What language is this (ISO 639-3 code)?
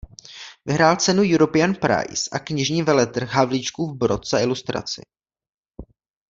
ces